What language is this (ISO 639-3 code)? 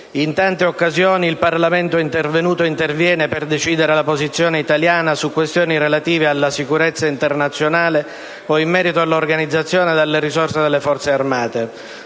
ita